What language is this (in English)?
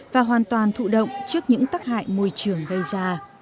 Vietnamese